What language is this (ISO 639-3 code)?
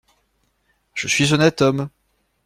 fra